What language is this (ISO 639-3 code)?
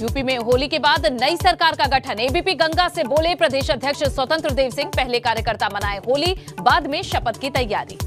hin